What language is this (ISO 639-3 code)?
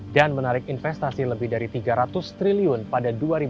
ind